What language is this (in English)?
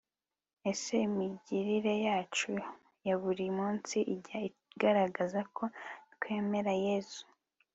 Kinyarwanda